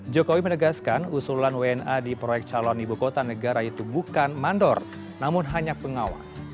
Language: Indonesian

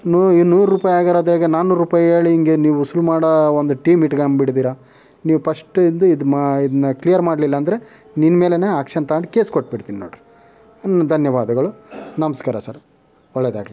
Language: Kannada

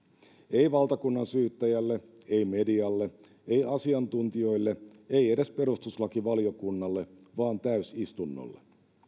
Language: Finnish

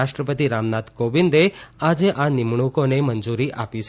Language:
Gujarati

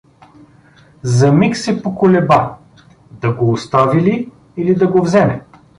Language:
Bulgarian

